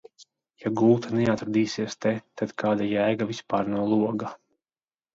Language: Latvian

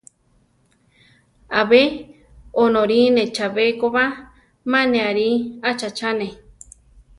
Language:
Central Tarahumara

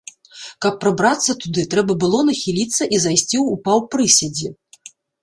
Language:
Belarusian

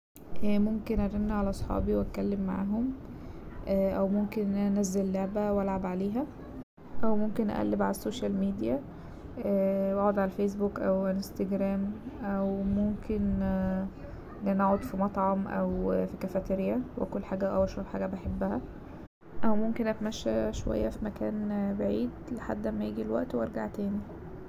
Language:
Egyptian Arabic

